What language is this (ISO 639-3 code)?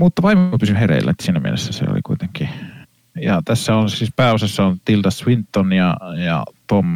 fin